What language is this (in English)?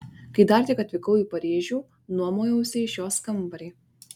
Lithuanian